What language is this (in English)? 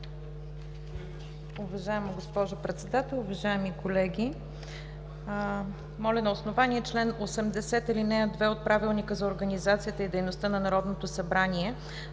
Bulgarian